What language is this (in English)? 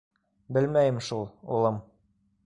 Bashkir